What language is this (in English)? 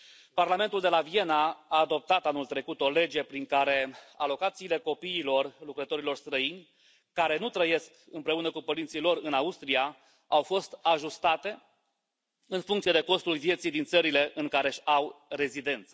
Romanian